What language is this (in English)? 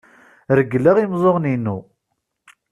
Kabyle